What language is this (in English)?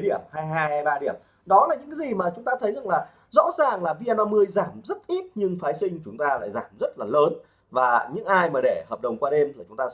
Vietnamese